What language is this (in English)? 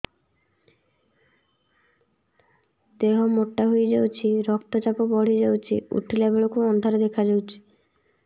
Odia